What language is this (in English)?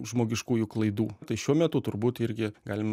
Lithuanian